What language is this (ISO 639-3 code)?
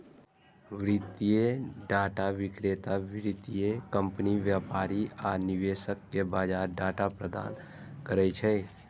mai